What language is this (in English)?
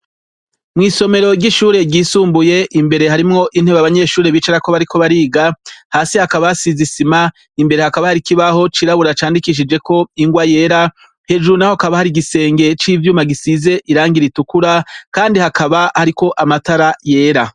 Rundi